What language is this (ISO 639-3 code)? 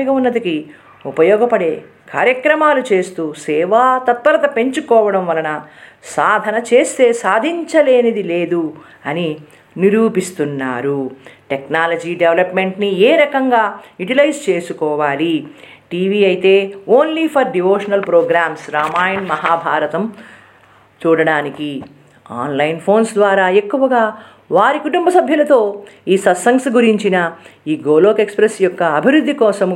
tel